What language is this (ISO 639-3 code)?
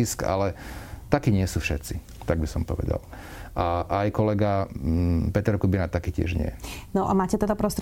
slk